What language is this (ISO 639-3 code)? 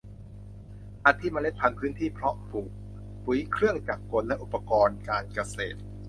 tha